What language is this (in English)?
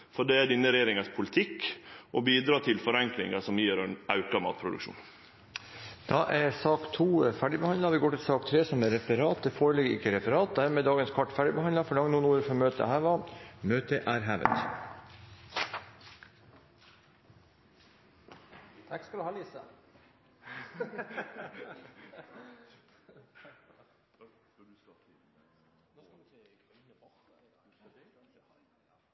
Norwegian